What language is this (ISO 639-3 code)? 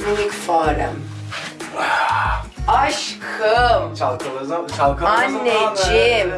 tur